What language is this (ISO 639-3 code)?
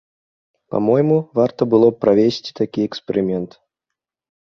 bel